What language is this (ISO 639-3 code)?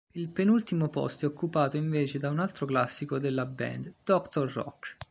ita